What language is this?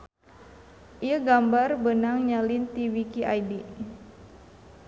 Sundanese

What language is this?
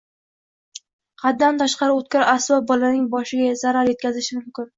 Uzbek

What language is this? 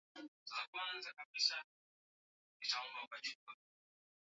Swahili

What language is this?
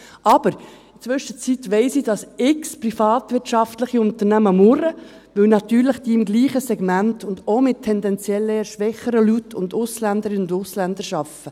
Swiss German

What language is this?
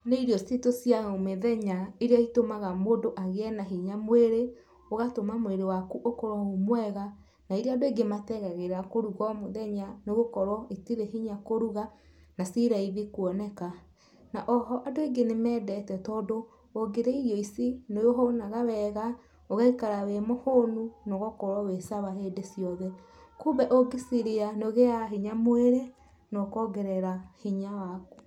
Kikuyu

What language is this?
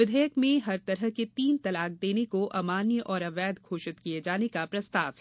Hindi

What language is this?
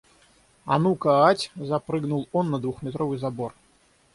Russian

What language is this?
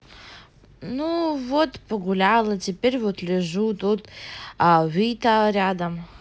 Russian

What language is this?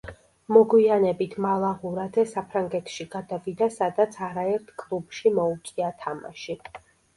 Georgian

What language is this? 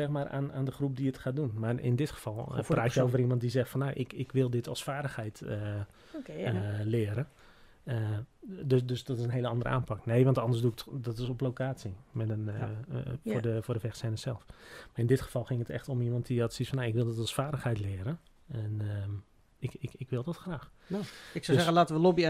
Dutch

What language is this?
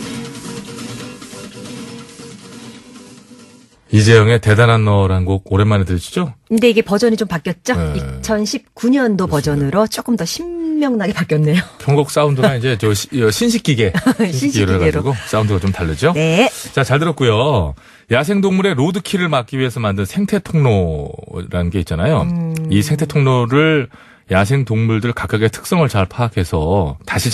Korean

